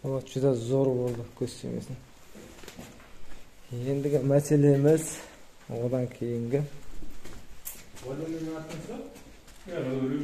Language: Turkish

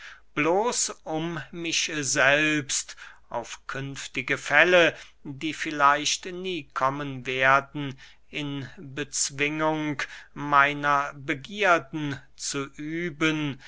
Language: German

